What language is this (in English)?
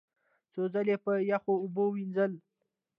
Pashto